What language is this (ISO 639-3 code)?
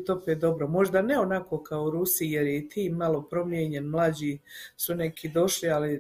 hrv